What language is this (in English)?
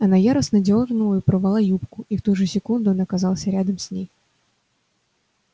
Russian